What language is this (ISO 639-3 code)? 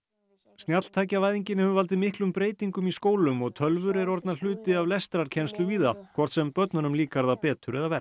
isl